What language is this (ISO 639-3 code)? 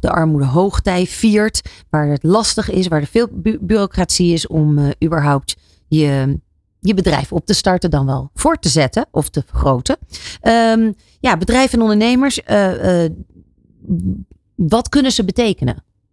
nld